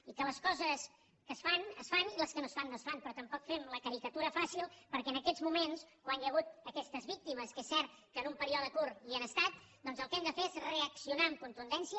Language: Catalan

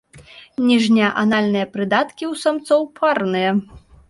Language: Belarusian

